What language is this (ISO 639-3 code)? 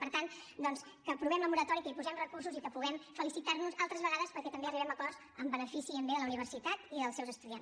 cat